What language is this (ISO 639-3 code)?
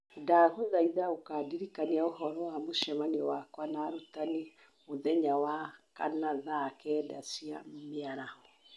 kik